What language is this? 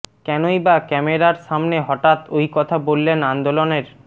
Bangla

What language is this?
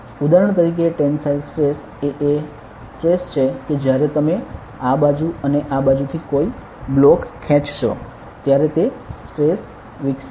Gujarati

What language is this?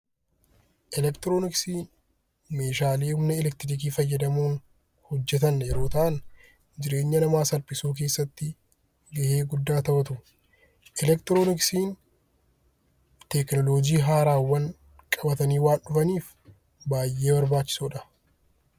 Oromo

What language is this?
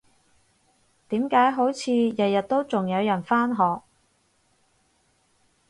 Cantonese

